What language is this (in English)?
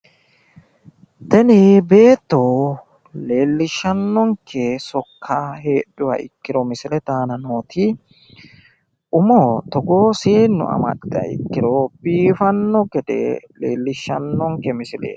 Sidamo